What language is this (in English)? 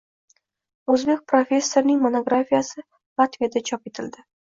Uzbek